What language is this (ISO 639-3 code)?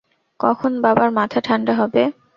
ben